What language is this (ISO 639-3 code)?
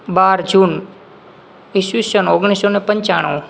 guj